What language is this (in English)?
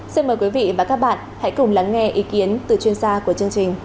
Vietnamese